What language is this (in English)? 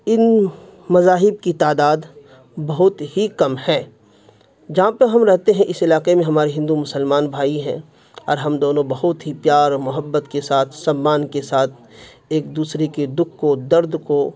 Urdu